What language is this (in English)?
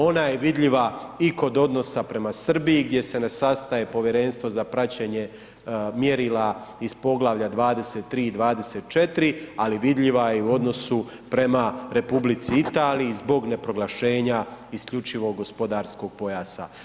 Croatian